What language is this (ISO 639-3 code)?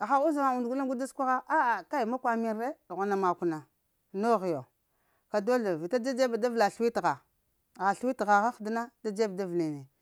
hia